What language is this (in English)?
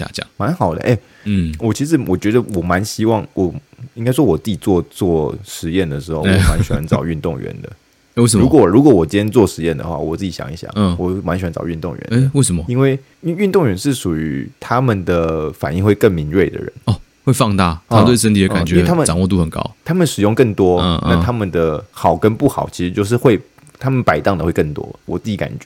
Chinese